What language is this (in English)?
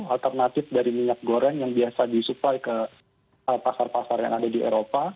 Indonesian